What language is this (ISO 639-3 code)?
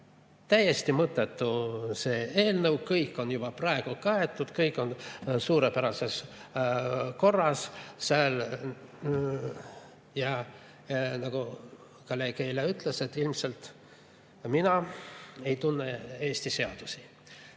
est